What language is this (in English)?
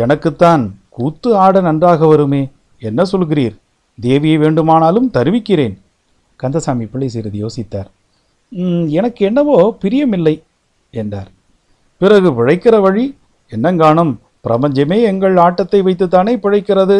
Tamil